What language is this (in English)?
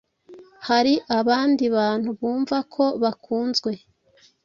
Kinyarwanda